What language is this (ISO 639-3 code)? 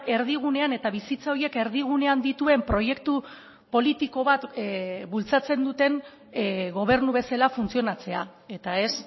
eus